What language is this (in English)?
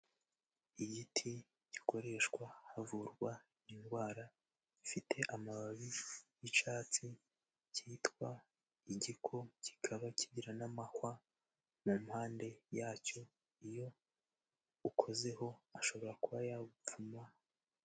Kinyarwanda